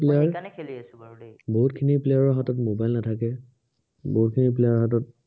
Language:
Assamese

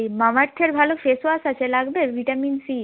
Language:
Bangla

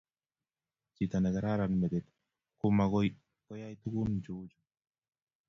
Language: Kalenjin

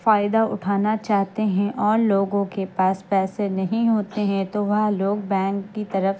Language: Urdu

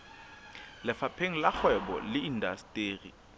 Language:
Southern Sotho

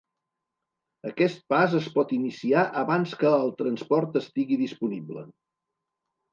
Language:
Catalan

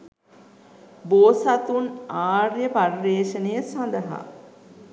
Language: Sinhala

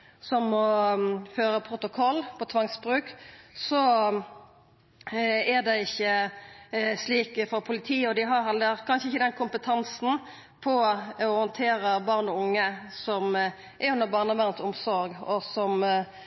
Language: Norwegian Nynorsk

